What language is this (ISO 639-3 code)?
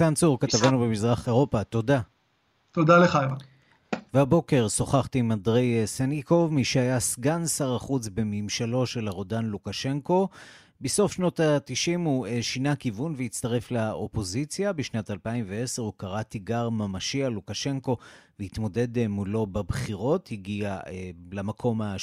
heb